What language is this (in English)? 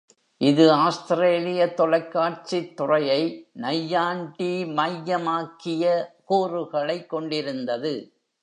Tamil